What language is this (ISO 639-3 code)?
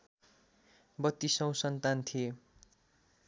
nep